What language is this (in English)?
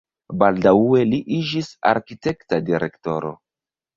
Esperanto